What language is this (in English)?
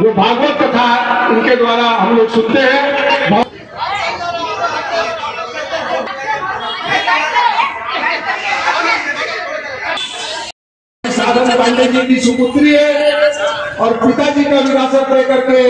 Hindi